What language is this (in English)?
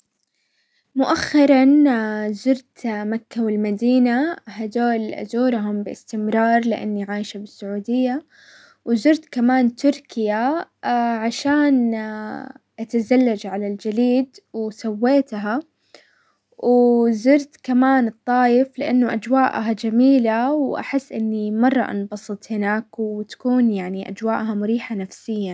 Hijazi Arabic